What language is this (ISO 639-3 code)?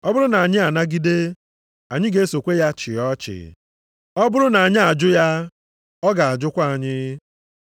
ibo